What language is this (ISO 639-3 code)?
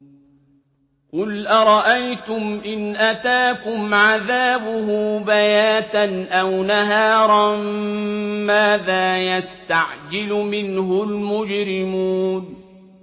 ara